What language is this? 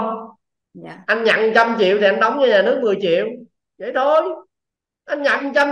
Vietnamese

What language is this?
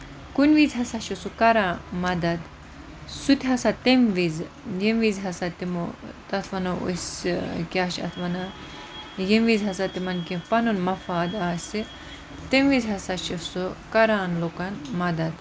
Kashmiri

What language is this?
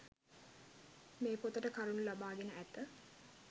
Sinhala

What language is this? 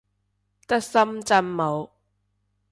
Cantonese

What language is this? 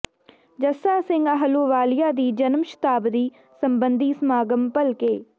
Punjabi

